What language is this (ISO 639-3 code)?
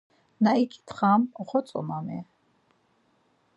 lzz